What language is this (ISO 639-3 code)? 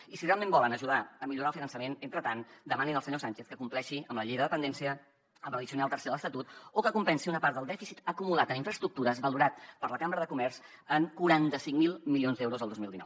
cat